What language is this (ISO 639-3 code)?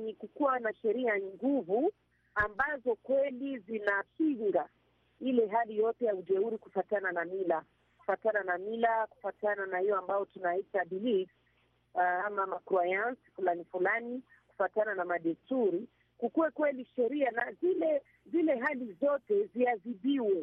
swa